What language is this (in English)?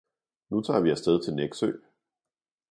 Danish